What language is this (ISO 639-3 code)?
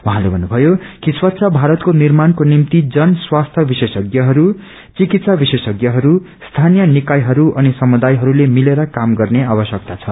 nep